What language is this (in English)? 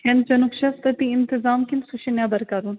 Kashmiri